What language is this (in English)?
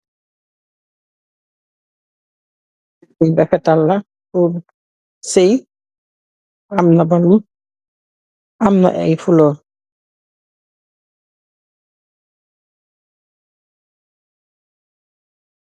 Wolof